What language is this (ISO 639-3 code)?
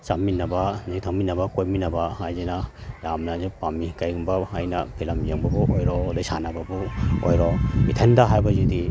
mni